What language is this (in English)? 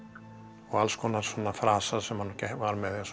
Icelandic